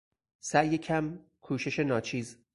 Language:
Persian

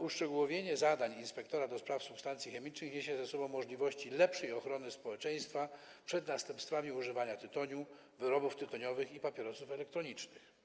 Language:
Polish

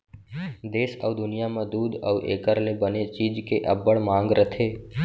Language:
Chhattisgarhi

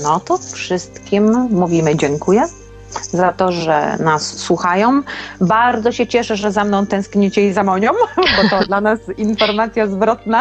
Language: Polish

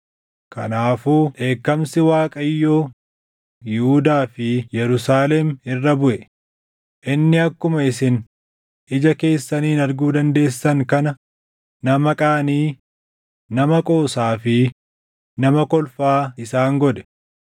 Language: Oromo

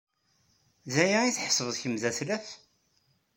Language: Kabyle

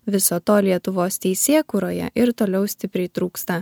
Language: Lithuanian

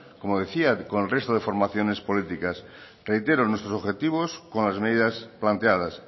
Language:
Spanish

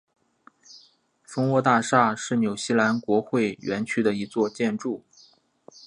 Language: Chinese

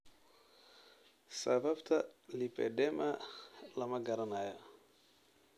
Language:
Somali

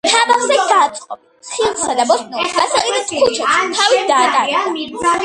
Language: Georgian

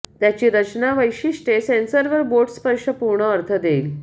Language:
Marathi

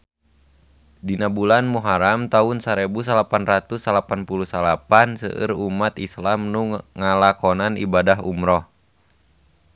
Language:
Sundanese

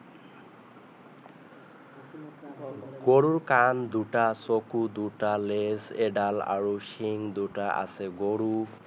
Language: Assamese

